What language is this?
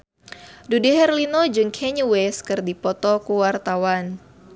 Sundanese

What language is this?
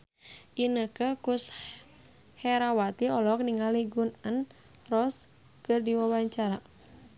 Sundanese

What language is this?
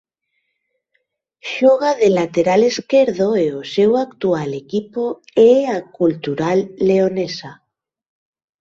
Galician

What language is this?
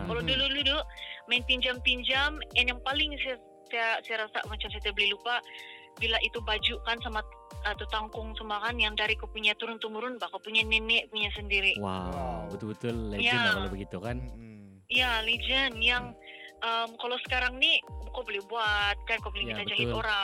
Malay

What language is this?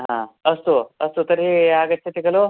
Sanskrit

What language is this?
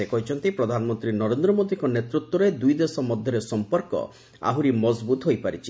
Odia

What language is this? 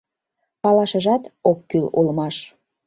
Mari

